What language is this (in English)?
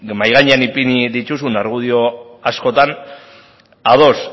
Basque